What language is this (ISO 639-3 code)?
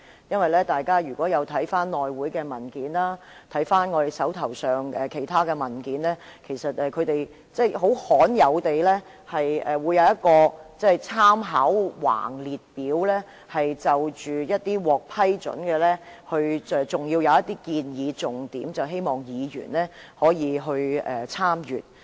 yue